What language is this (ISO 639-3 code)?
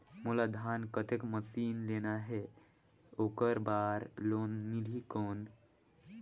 hne